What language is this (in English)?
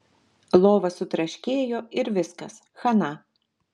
Lithuanian